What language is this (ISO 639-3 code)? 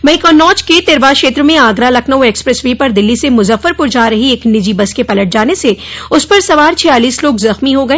hin